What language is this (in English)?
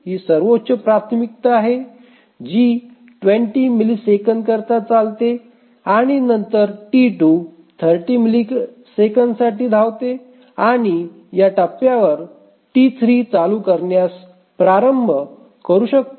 Marathi